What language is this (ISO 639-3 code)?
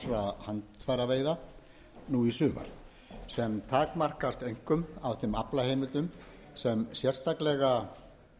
isl